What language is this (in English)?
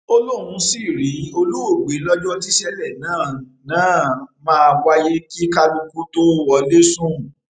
Yoruba